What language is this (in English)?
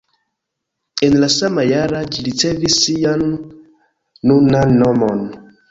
Esperanto